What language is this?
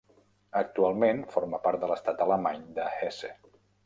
Catalan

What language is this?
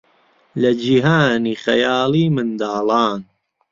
Central Kurdish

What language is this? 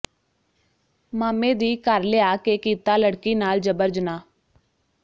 Punjabi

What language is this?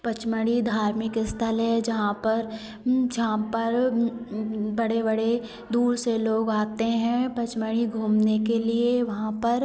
Hindi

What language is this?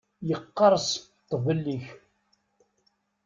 Kabyle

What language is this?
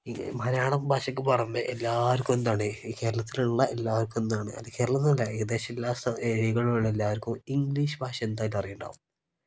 Malayalam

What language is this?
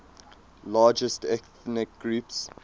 English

